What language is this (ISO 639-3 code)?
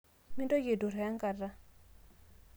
mas